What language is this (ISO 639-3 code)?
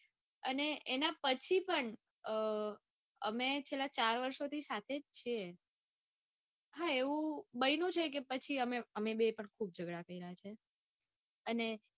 guj